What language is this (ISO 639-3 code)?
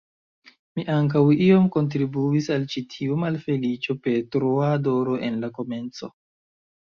epo